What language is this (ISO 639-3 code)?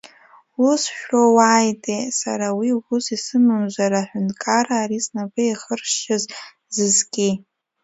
abk